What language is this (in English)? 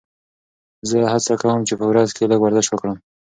Pashto